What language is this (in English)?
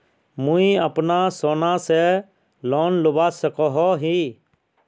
Magahi